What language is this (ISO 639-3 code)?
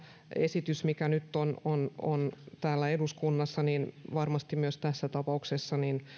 fin